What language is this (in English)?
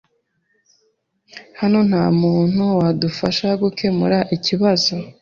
Kinyarwanda